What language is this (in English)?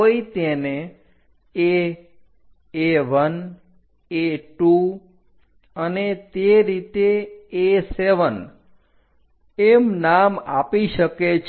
Gujarati